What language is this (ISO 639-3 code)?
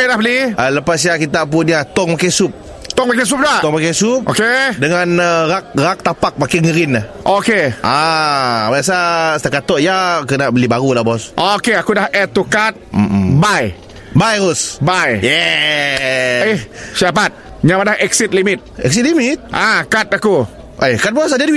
msa